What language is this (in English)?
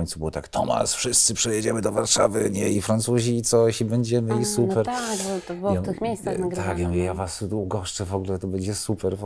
Polish